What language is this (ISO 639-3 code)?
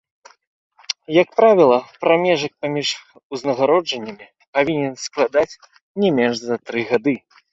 bel